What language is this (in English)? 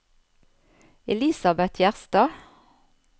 Norwegian